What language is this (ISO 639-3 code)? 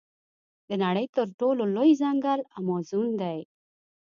pus